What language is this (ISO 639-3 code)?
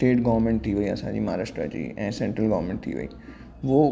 snd